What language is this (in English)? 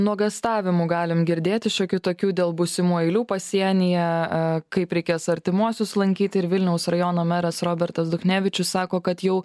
Lithuanian